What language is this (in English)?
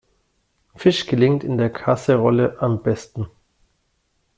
German